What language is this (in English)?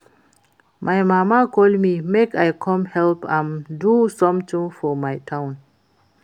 Nigerian Pidgin